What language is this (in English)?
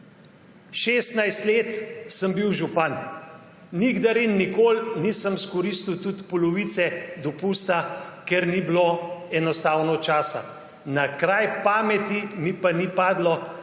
Slovenian